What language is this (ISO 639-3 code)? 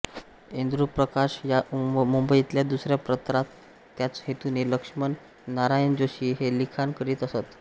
mar